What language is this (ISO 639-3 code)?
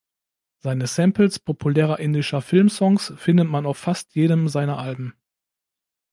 deu